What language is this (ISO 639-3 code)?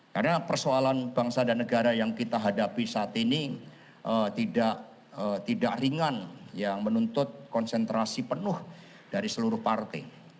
ind